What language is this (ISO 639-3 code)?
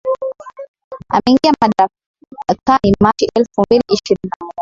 swa